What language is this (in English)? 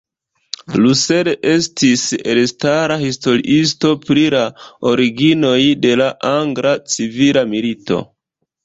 Esperanto